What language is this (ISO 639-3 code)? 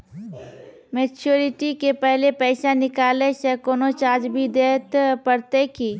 mai